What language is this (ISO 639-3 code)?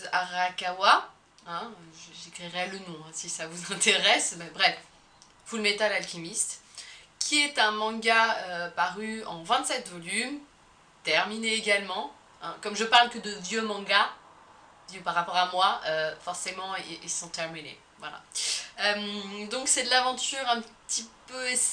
fra